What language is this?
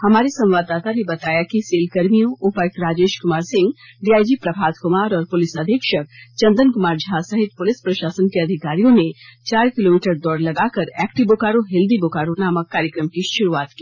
Hindi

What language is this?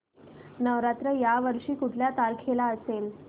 Marathi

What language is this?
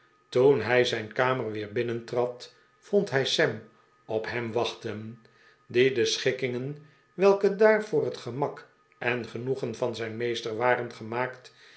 Dutch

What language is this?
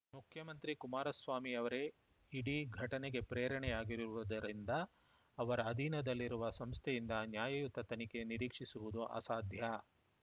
Kannada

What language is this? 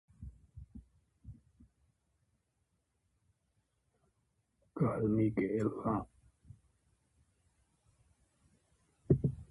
Hakha Chin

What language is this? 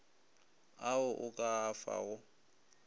Northern Sotho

